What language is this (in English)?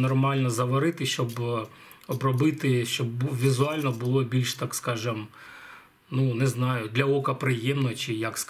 Ukrainian